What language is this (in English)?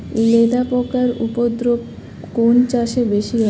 Bangla